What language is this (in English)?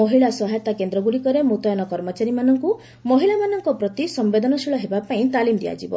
Odia